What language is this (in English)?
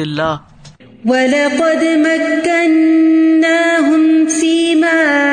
Urdu